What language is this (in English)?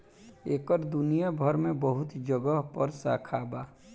Bhojpuri